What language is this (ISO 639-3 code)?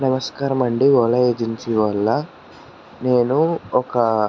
tel